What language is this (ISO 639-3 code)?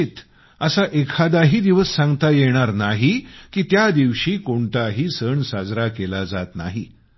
mar